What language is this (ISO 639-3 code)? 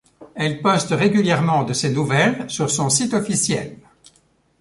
fra